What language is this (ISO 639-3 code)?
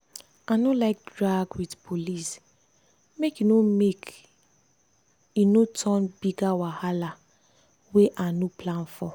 pcm